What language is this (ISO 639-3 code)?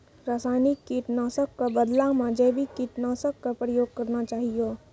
mai